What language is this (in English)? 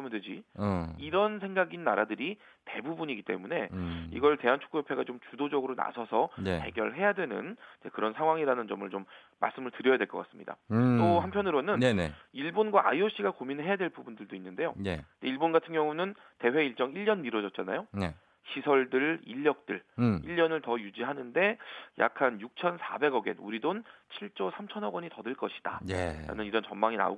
Korean